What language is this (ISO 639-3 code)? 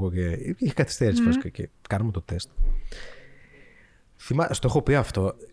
ell